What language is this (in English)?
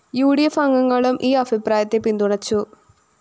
Malayalam